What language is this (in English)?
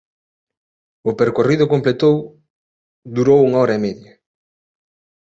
Galician